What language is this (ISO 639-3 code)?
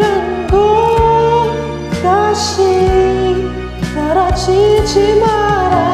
ron